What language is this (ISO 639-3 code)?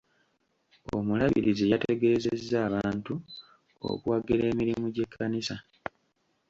lug